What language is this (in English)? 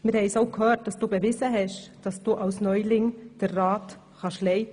Swiss German